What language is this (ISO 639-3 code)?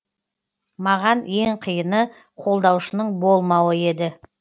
kaz